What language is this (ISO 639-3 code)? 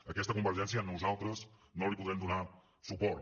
cat